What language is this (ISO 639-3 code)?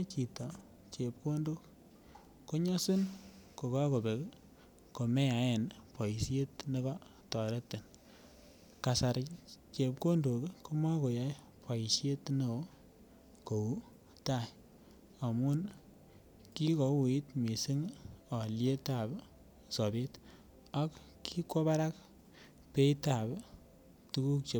kln